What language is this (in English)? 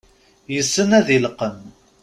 Kabyle